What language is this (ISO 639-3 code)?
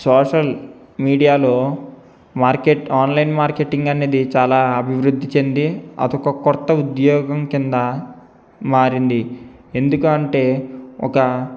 tel